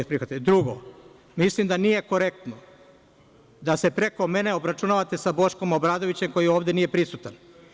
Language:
Serbian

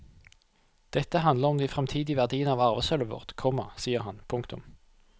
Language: Norwegian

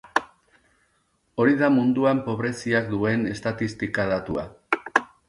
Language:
Basque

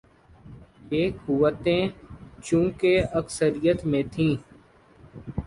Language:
Urdu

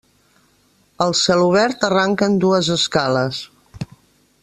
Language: Catalan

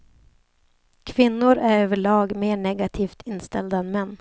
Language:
Swedish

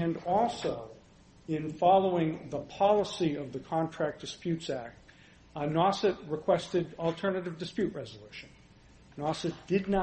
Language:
English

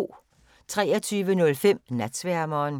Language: Danish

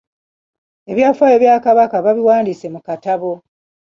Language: Ganda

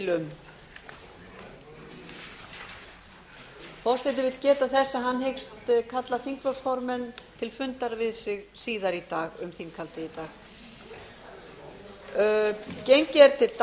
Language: Icelandic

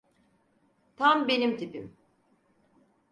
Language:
Turkish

